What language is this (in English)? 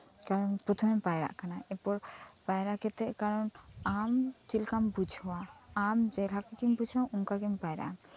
Santali